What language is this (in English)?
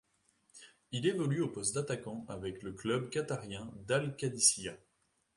French